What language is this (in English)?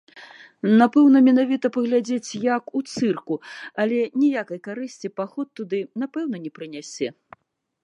Belarusian